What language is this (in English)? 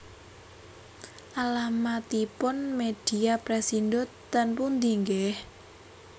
Javanese